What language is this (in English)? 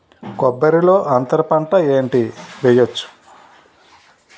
Telugu